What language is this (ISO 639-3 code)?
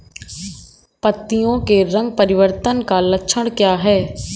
hin